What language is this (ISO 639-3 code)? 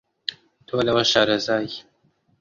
ckb